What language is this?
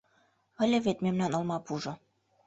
Mari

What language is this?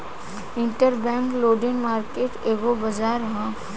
Bhojpuri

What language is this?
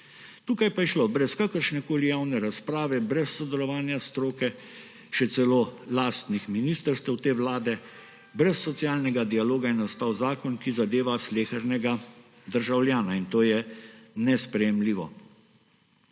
Slovenian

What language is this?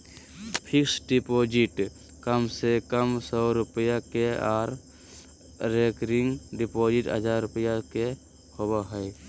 Magahi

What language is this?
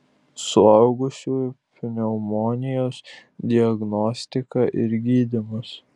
Lithuanian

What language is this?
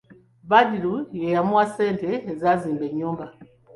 Ganda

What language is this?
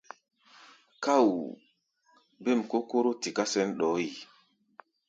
Gbaya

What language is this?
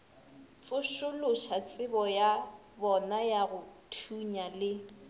Northern Sotho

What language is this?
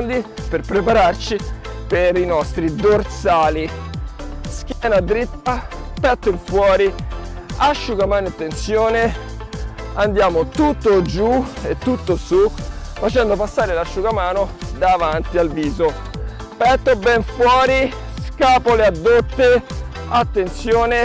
Italian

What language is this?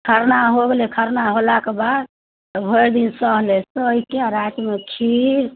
Maithili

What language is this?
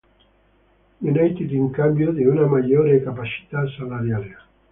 Italian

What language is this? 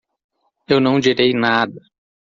Portuguese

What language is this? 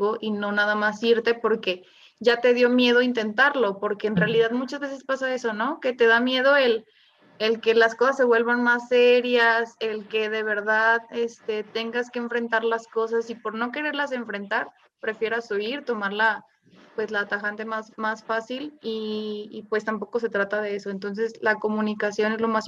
Spanish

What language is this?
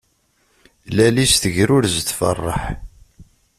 Kabyle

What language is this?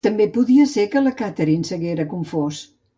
Catalan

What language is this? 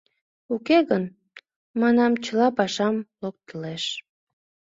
Mari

